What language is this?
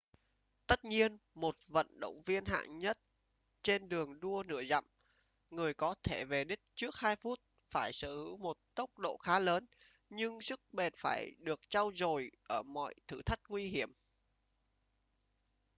Vietnamese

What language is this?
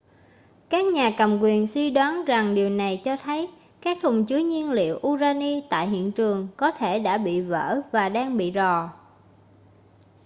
Vietnamese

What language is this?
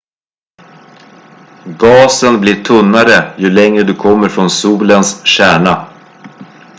Swedish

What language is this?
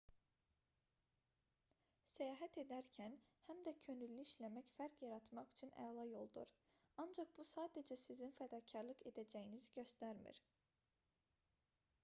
Azerbaijani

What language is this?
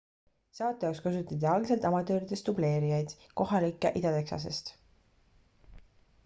Estonian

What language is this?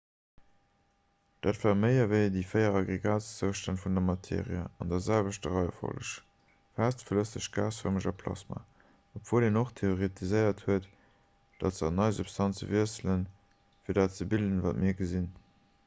Luxembourgish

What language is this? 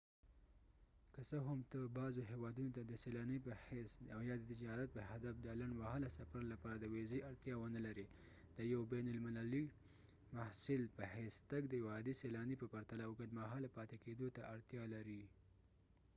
Pashto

